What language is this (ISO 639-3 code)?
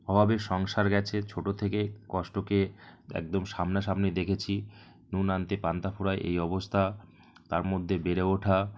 ben